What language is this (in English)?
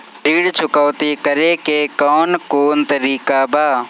Bhojpuri